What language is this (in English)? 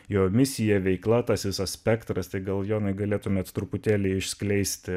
Lithuanian